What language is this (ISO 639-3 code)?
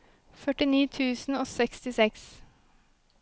nor